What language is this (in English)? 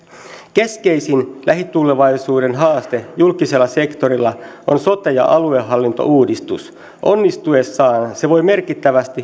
Finnish